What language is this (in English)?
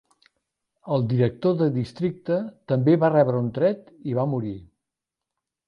Catalan